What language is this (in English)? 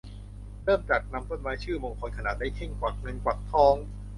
Thai